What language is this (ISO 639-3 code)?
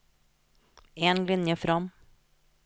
nor